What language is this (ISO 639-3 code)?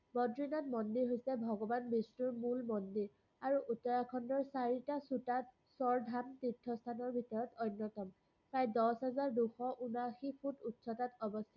asm